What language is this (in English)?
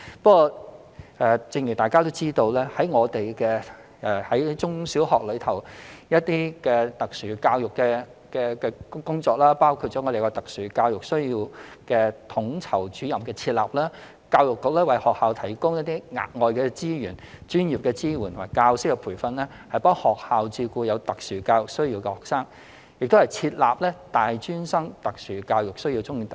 Cantonese